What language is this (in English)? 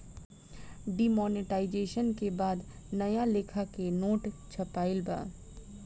Bhojpuri